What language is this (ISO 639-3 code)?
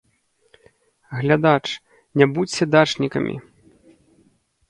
bel